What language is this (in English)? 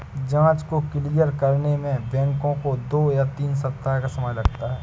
Hindi